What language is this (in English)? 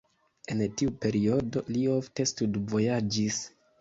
Esperanto